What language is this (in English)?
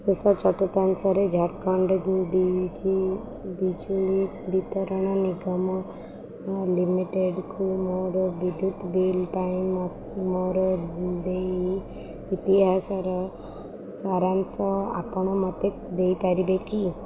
Odia